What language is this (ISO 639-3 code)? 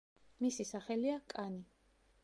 kat